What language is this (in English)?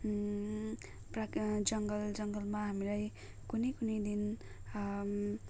Nepali